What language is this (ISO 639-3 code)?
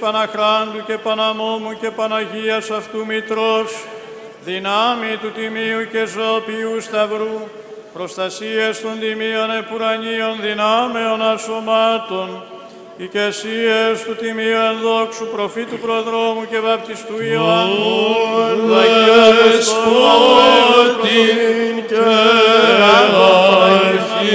ell